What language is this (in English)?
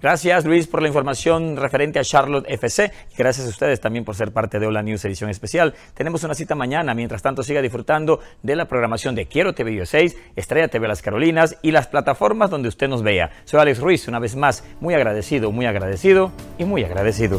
Spanish